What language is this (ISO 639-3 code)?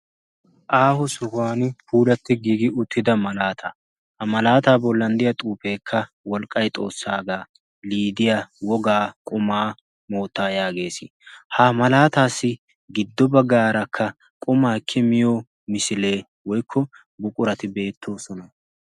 wal